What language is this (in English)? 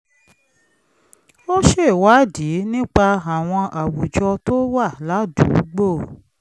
Yoruba